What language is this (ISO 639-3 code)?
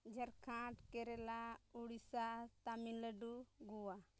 sat